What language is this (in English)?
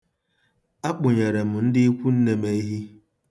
Igbo